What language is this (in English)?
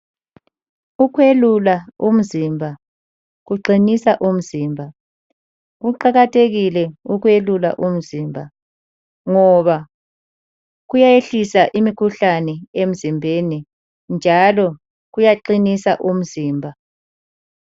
North Ndebele